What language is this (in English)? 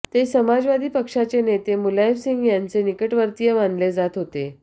Marathi